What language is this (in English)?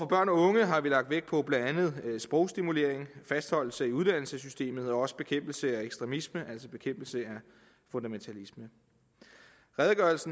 Danish